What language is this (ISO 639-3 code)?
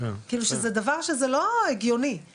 heb